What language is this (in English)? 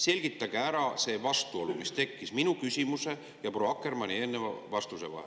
Estonian